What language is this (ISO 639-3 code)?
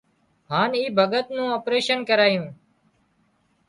kxp